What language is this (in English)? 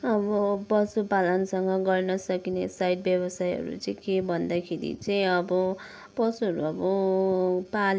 Nepali